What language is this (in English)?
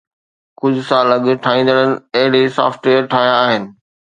Sindhi